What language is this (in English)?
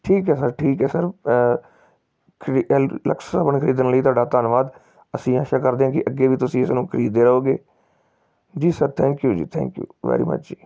Punjabi